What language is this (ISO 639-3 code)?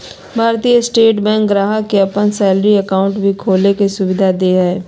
mag